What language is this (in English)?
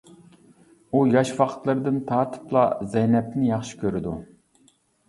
Uyghur